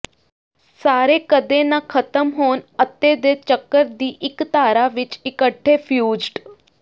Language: Punjabi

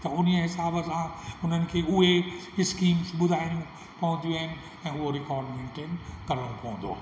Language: Sindhi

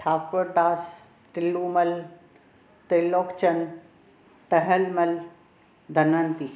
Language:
Sindhi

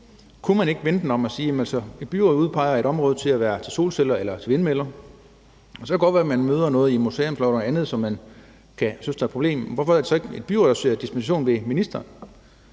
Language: Danish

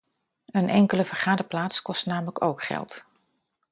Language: Dutch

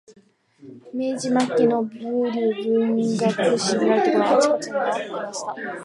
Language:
Japanese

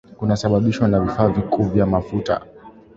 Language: Swahili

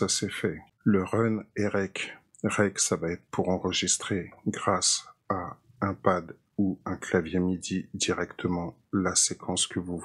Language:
French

